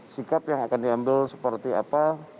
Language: Indonesian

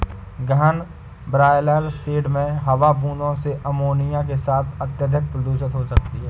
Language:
Hindi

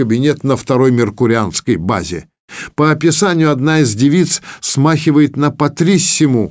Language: Russian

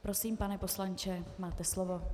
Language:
Czech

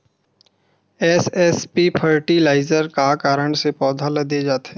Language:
Chhattisgarhi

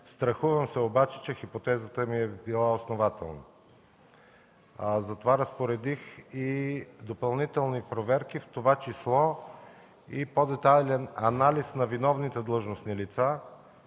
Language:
Bulgarian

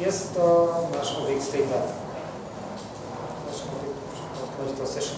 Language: Polish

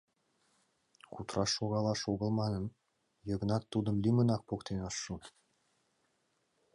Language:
Mari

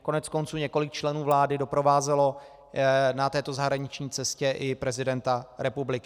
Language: Czech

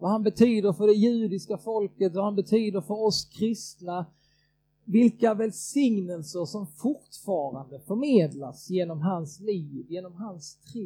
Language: Swedish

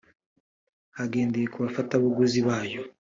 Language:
Kinyarwanda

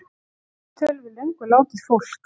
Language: Icelandic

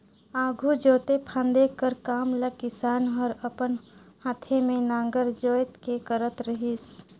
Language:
Chhattisgarhi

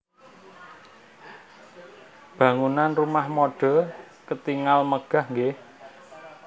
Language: Javanese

